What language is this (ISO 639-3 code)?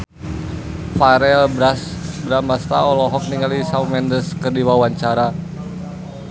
sun